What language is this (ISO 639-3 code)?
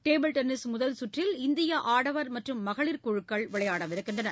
tam